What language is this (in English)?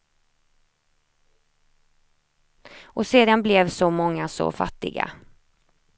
Swedish